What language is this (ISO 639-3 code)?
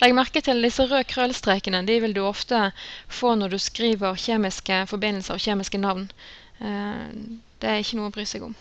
deu